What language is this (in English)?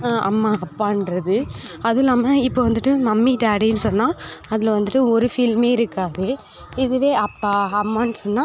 Tamil